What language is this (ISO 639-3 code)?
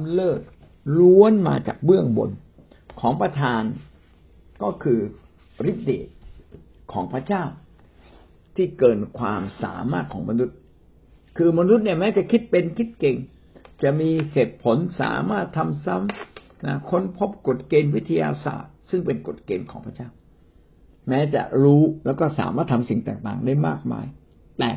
tha